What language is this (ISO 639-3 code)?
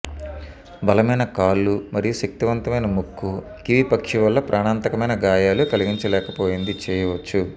tel